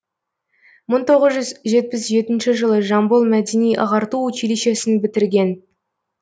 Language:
Kazakh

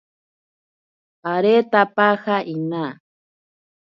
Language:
Ashéninka Perené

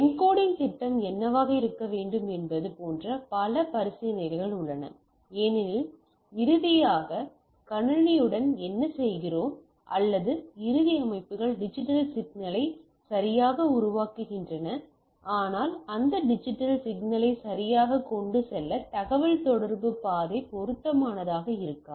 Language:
Tamil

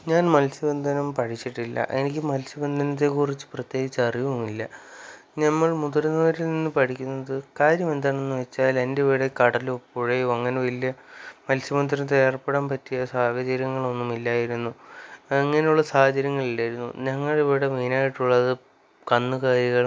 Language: Malayalam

